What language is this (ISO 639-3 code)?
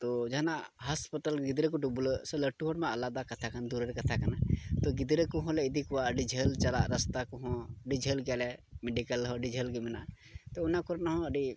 sat